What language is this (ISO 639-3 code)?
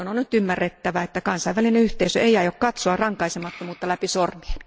fin